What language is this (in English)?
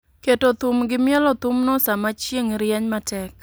Luo (Kenya and Tanzania)